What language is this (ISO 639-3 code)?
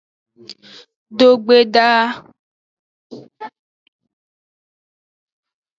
ajg